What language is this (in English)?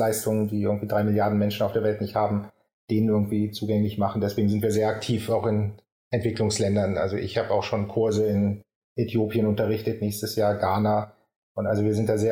German